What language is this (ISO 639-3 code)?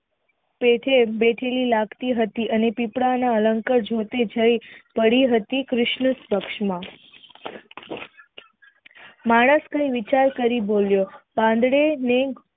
guj